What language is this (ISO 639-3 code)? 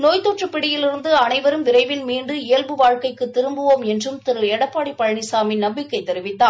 tam